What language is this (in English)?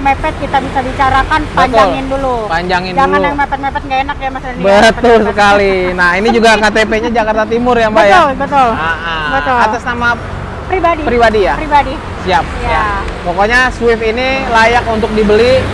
Indonesian